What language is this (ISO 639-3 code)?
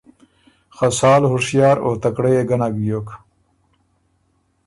oru